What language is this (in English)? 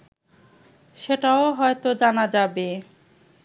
Bangla